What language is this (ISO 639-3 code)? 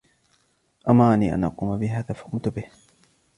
ara